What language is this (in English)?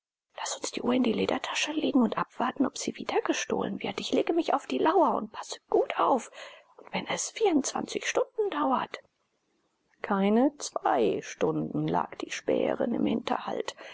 German